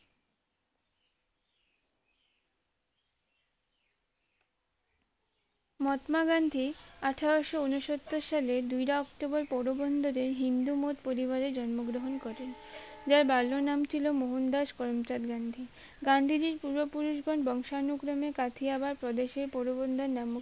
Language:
Bangla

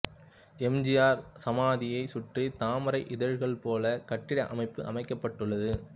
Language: Tamil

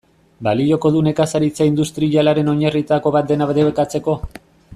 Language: Basque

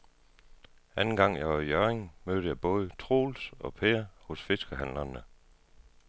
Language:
Danish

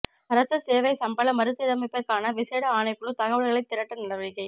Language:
Tamil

